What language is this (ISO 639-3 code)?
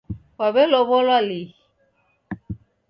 dav